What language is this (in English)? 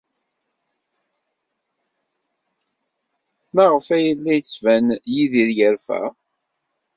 Kabyle